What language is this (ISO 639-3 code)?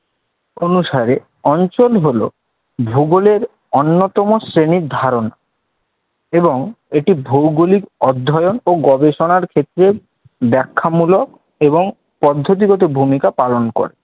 ben